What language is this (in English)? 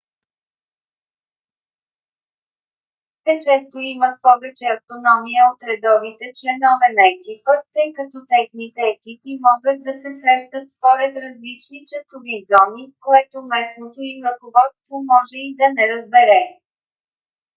Bulgarian